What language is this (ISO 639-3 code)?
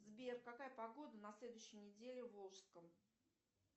rus